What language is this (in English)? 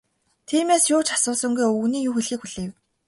Mongolian